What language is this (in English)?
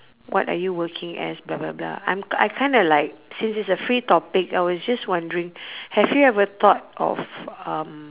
English